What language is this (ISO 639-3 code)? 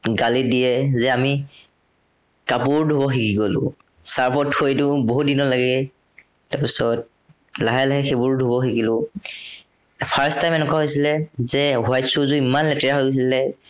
asm